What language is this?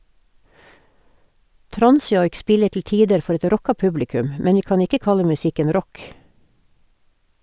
Norwegian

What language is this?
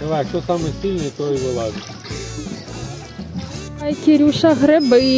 Ukrainian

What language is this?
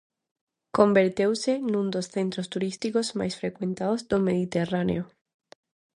Galician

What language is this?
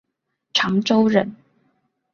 Chinese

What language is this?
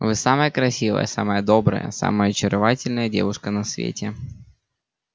Russian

